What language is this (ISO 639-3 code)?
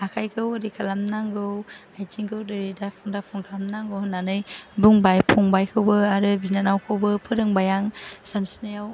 brx